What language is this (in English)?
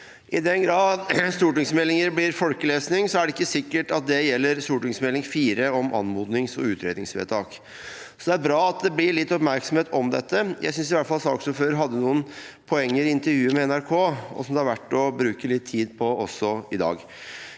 Norwegian